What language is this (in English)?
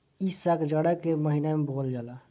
Bhojpuri